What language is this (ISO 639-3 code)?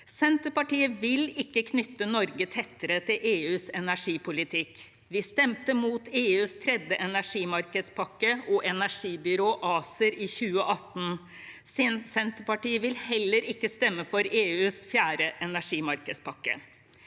nor